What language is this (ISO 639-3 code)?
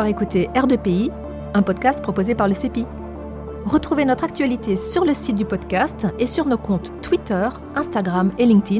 fra